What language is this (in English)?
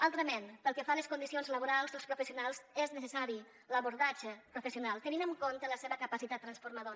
Catalan